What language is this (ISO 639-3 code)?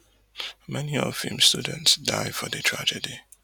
pcm